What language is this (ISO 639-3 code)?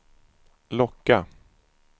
swe